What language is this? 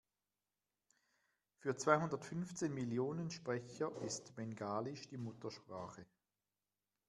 German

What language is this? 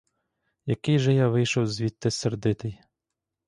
Ukrainian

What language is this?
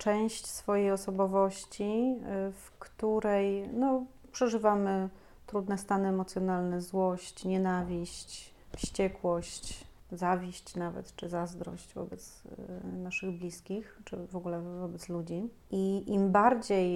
Polish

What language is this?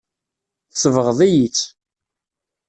Kabyle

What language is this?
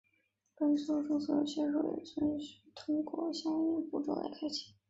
Chinese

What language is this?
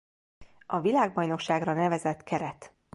Hungarian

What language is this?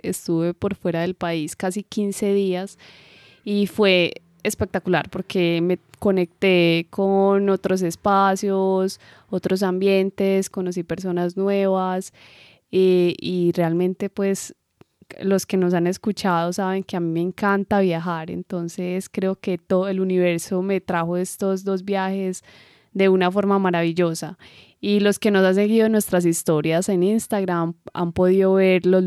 Spanish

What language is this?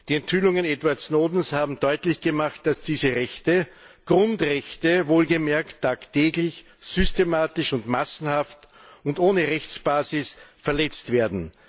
German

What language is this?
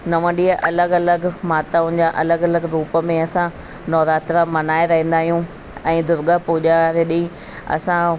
Sindhi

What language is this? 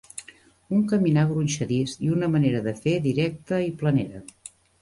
Catalan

